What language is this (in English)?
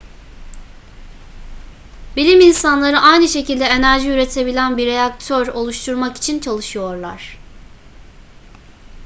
Turkish